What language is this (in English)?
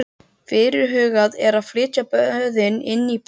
Icelandic